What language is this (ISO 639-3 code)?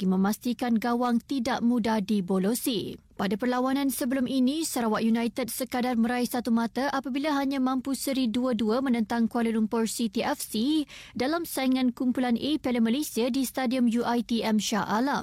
msa